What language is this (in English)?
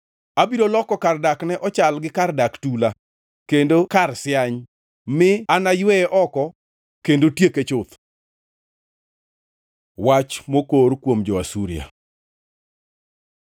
Luo (Kenya and Tanzania)